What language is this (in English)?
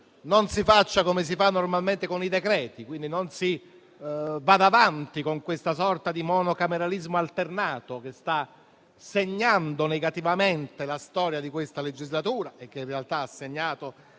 Italian